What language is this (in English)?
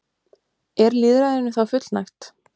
Icelandic